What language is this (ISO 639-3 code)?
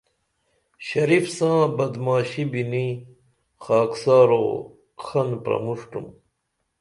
dml